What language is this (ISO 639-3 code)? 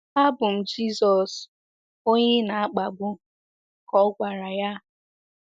ibo